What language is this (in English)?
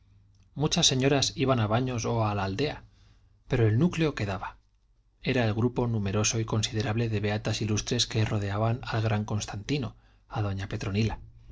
Spanish